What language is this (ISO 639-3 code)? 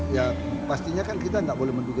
ind